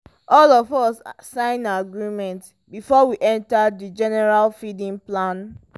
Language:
Nigerian Pidgin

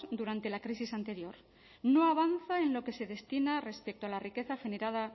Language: Spanish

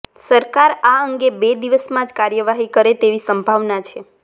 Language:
Gujarati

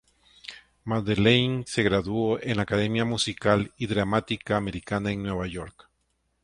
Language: Spanish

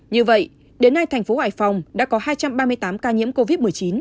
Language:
Vietnamese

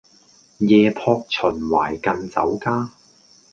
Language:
Cantonese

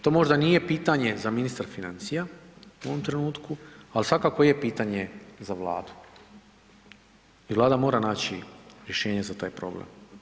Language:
Croatian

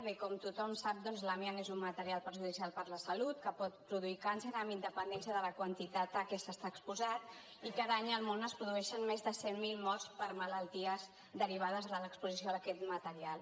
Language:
Catalan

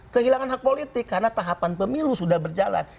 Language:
Indonesian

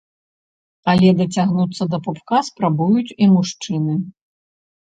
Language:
Belarusian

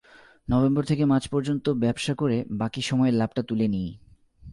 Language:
Bangla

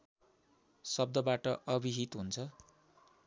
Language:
Nepali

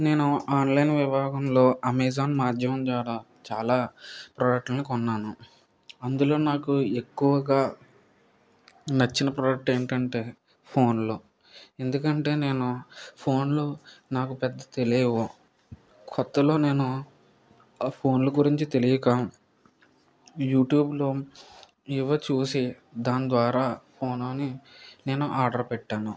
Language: Telugu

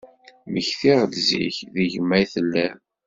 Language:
Kabyle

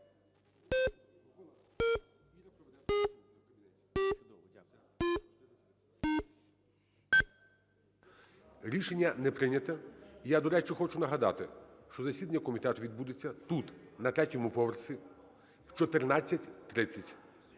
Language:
Ukrainian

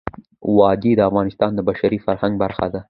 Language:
Pashto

